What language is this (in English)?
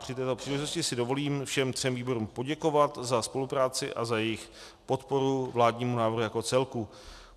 Czech